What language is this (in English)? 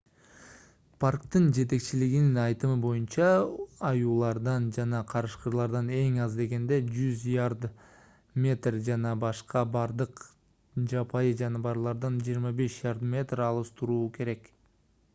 Kyrgyz